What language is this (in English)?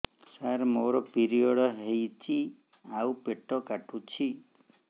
Odia